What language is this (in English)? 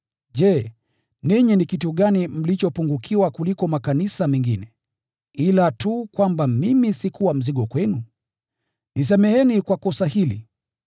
Swahili